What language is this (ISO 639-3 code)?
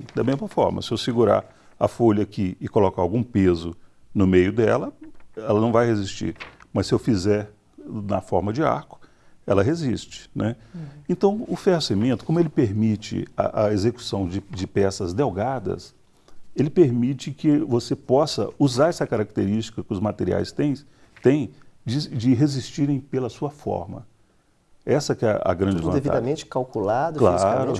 por